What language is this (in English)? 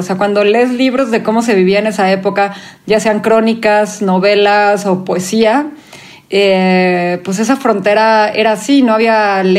Spanish